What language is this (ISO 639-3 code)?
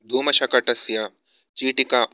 san